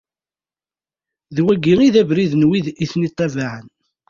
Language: Kabyle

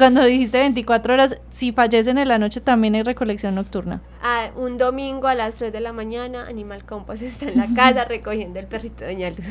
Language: Spanish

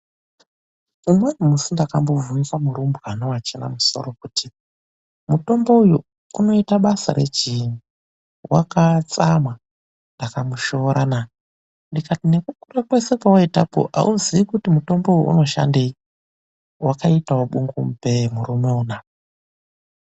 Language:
Ndau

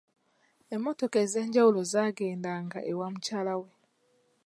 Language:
Ganda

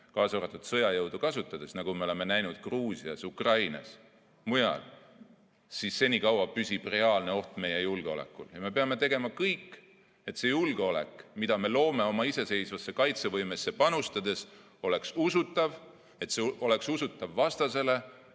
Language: Estonian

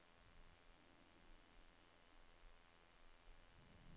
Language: Norwegian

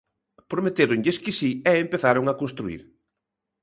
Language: Galician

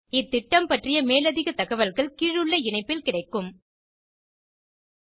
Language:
Tamil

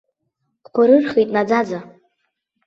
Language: Abkhazian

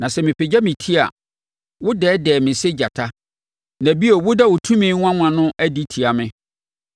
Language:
Akan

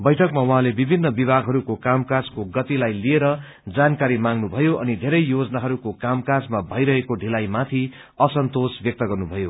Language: Nepali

